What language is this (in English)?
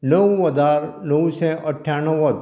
Konkani